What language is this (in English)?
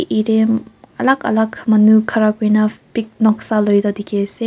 Naga Pidgin